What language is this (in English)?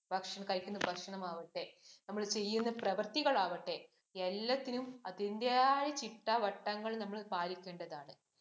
Malayalam